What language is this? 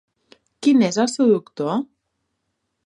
Catalan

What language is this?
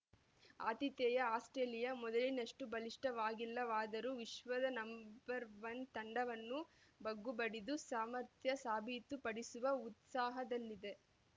Kannada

